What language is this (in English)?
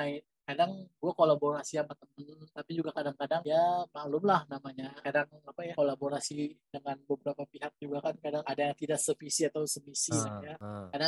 Indonesian